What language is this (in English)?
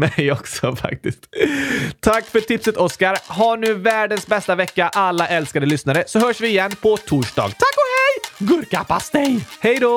Swedish